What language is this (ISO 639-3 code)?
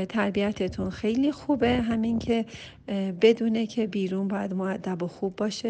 fas